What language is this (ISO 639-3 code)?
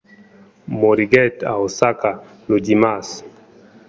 oci